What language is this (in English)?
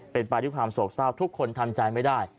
Thai